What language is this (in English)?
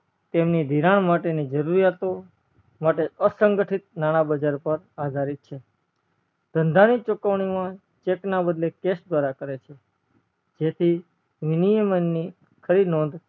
Gujarati